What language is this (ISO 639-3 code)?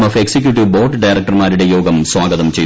mal